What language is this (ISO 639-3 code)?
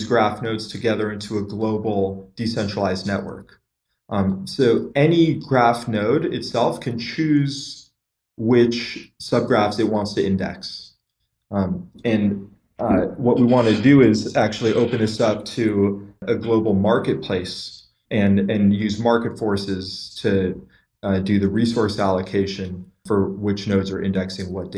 eng